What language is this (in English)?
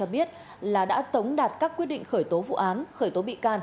Vietnamese